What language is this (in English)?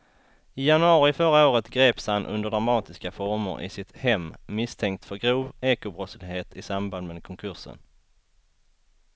Swedish